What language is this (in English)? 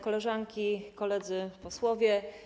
Polish